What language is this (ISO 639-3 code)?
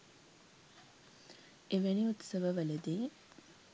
sin